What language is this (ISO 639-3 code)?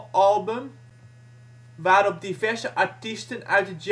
nld